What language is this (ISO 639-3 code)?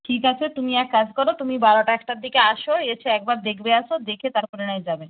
ben